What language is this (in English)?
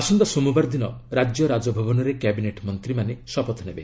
Odia